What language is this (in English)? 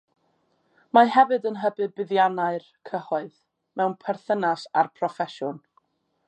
Welsh